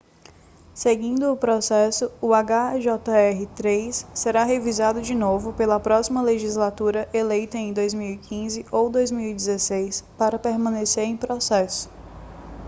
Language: Portuguese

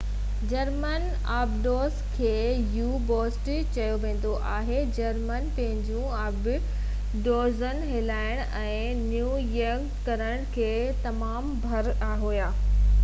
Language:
Sindhi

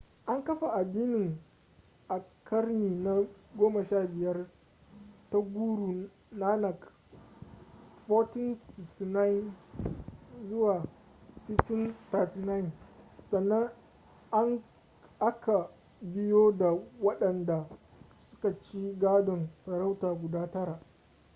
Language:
Hausa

